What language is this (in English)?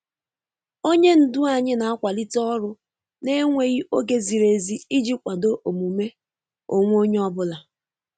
Igbo